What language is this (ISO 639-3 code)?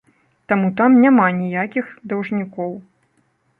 bel